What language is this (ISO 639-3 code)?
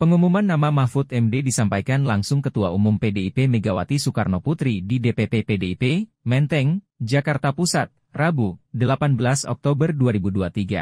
ind